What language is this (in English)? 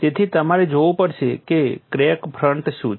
Gujarati